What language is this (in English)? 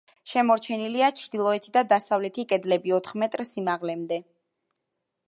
Georgian